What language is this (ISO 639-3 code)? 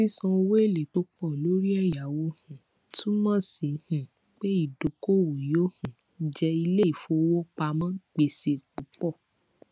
yor